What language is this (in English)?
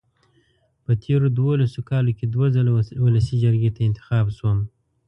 Pashto